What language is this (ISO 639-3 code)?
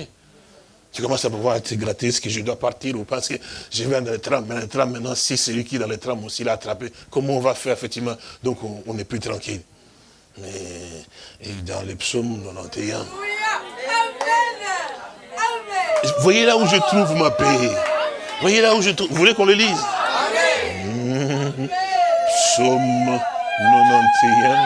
fra